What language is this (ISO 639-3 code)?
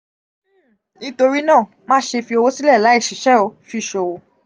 yor